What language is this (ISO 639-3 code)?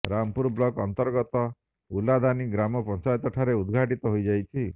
ori